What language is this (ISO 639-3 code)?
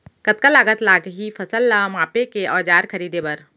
hne